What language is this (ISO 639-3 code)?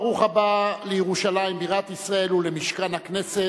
heb